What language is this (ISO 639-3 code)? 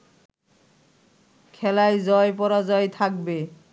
ben